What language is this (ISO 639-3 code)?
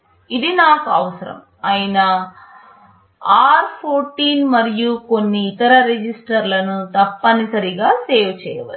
tel